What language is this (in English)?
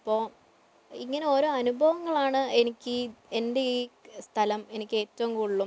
Malayalam